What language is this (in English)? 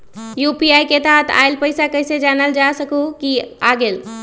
Magahi